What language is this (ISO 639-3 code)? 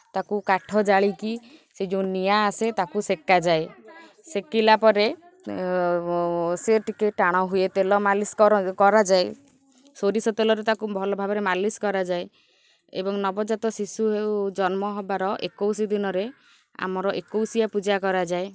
ori